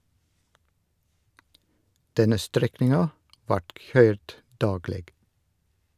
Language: Norwegian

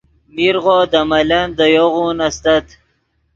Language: Yidgha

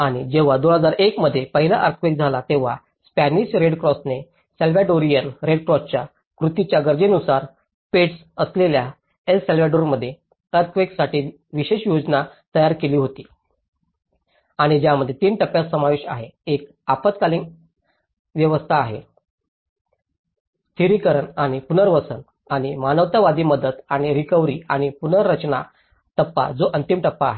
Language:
Marathi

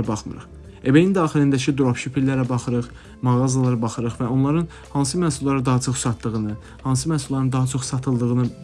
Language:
Turkish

